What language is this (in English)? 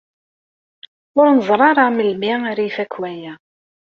Kabyle